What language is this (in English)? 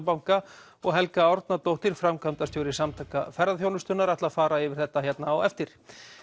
Icelandic